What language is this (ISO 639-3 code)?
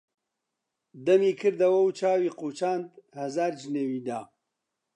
ckb